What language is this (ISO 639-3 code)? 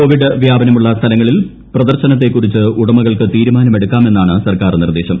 mal